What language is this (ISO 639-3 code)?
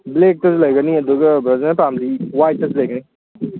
mni